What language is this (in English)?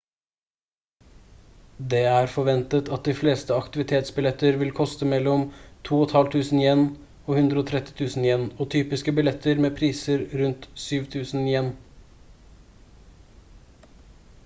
Norwegian Bokmål